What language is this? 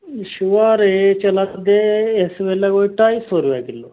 Dogri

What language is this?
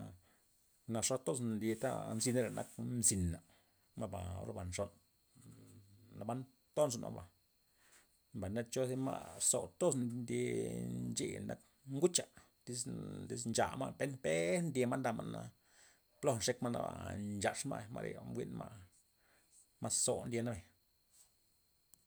Loxicha Zapotec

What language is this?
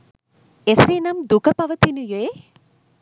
Sinhala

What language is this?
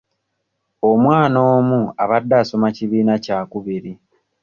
Ganda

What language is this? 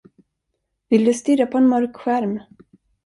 Swedish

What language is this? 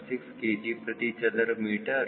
Kannada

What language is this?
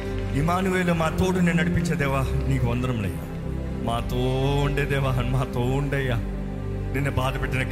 Telugu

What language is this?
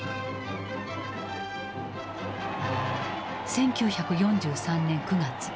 Japanese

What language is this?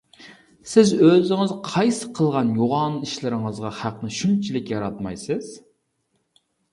Uyghur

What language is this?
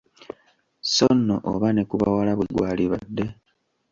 Ganda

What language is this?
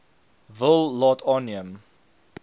Afrikaans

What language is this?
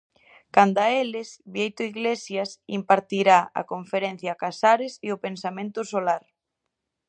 Galician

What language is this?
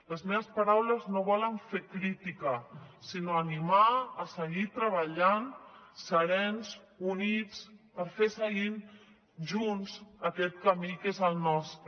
Catalan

